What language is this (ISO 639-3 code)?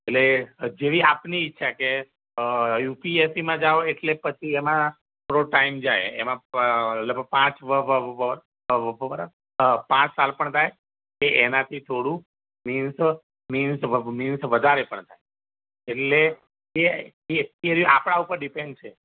guj